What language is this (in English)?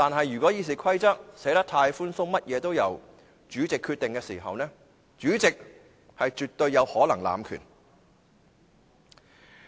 Cantonese